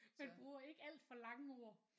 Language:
Danish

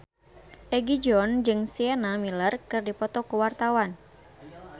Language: Sundanese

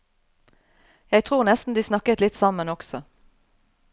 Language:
Norwegian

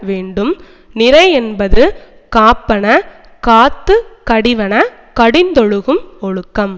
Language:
Tamil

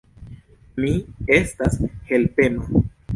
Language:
Esperanto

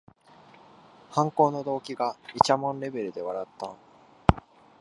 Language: Japanese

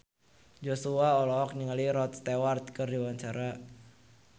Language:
Sundanese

